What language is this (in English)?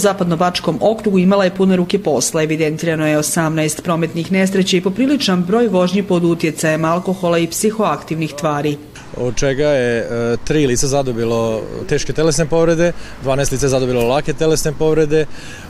Croatian